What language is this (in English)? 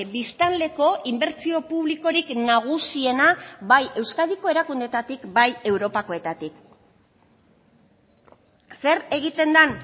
Basque